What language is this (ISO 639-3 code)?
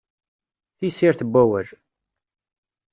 kab